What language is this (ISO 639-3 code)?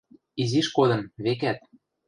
mrj